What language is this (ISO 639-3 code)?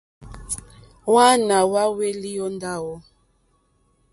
bri